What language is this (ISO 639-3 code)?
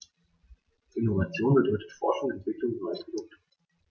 deu